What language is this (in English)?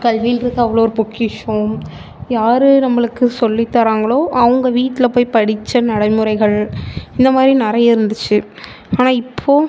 Tamil